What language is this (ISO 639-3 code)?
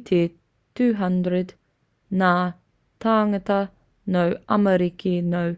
mri